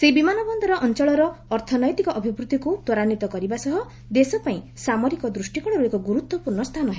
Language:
Odia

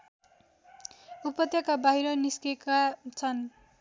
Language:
Nepali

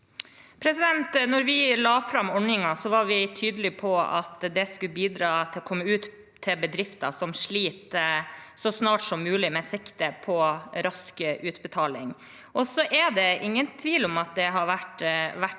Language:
Norwegian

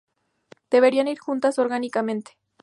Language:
Spanish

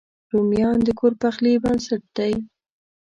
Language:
Pashto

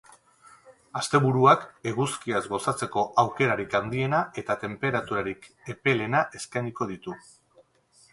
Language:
Basque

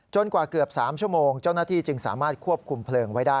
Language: Thai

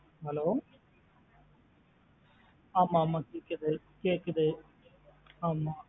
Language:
Tamil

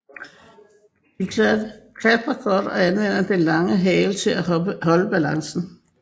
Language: Danish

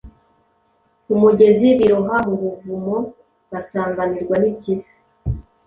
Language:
Kinyarwanda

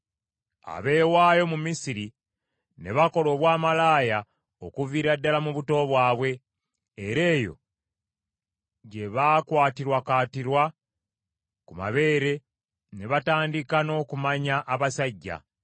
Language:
Ganda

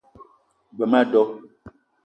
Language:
Eton (Cameroon)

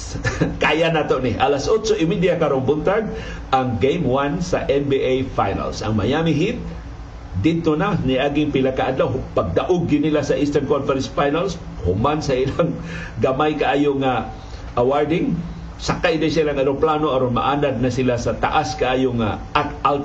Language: Filipino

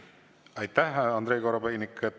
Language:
Estonian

